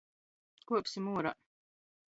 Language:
Latgalian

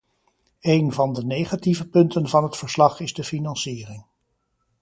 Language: Dutch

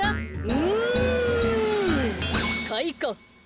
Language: Japanese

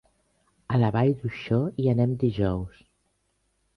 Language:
Catalan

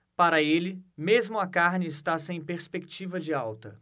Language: Portuguese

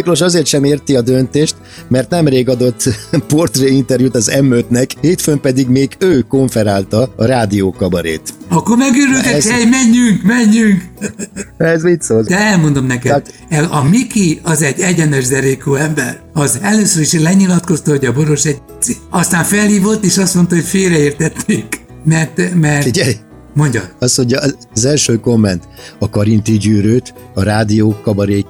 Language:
Hungarian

